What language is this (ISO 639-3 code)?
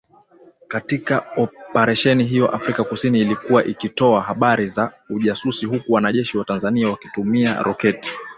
swa